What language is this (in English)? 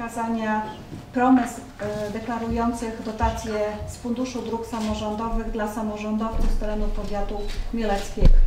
Polish